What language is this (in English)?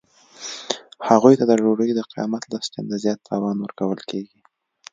Pashto